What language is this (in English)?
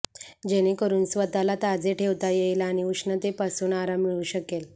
Marathi